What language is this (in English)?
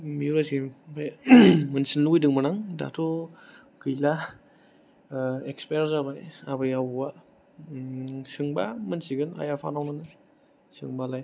Bodo